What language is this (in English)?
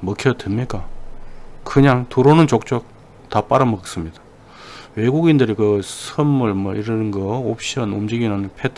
Korean